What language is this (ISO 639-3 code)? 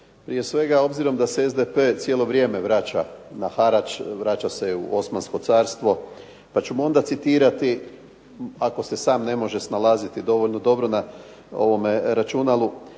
hrv